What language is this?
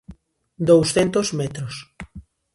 Galician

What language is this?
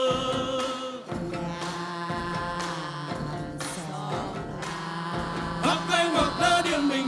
Vietnamese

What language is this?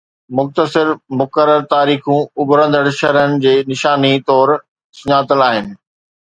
Sindhi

